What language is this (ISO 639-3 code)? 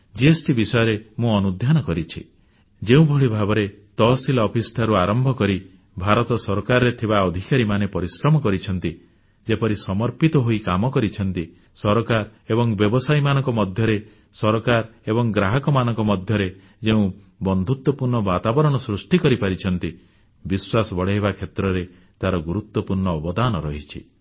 ori